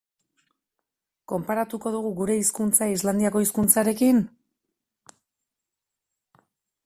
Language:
Basque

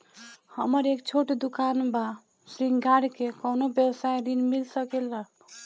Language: Bhojpuri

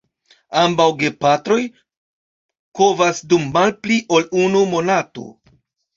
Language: Esperanto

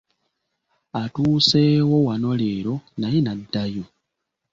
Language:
Ganda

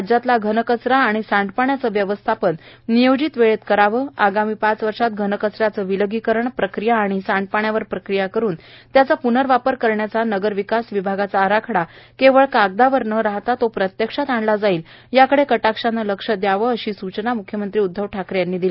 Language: Marathi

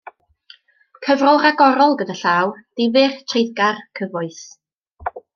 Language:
Welsh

